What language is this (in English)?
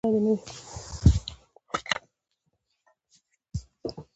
Pashto